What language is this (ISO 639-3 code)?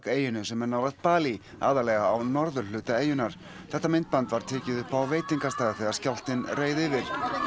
isl